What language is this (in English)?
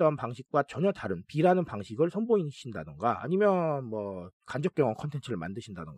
Korean